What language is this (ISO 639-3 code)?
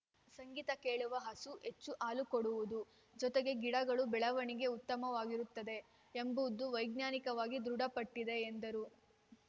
kan